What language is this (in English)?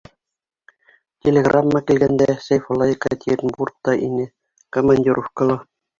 Bashkir